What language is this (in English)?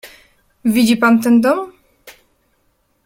Polish